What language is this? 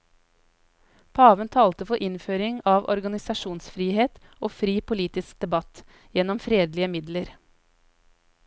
Norwegian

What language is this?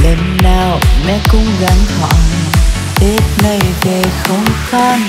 Vietnamese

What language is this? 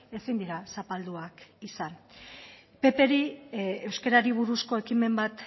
Basque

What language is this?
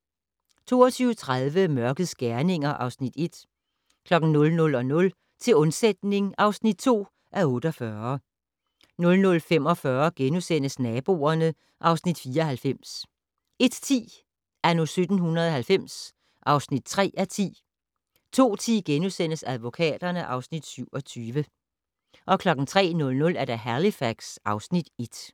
Danish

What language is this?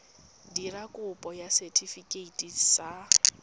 Tswana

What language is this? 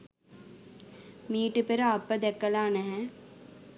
Sinhala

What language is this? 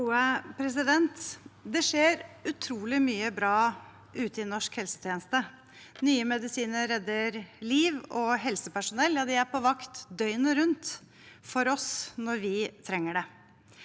Norwegian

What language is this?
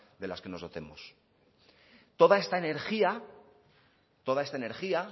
Spanish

